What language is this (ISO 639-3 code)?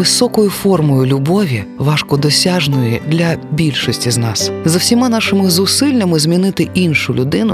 ukr